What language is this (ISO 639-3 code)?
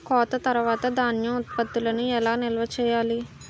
tel